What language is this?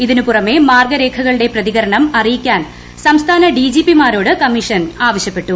Malayalam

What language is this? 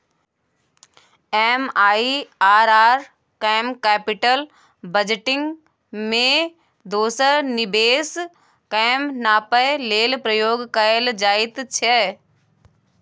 Maithili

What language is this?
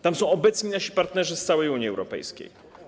Polish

